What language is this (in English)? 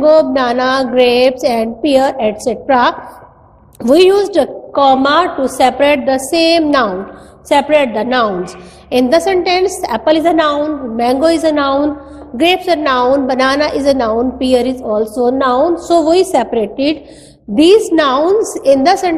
Hindi